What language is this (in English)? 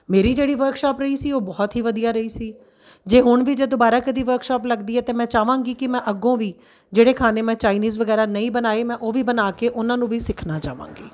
Punjabi